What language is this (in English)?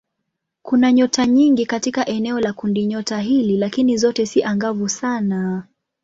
Swahili